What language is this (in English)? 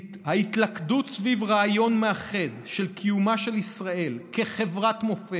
Hebrew